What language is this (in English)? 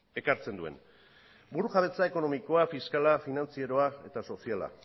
Basque